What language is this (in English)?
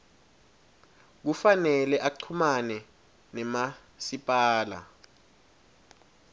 Swati